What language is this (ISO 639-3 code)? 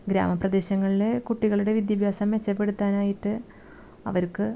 mal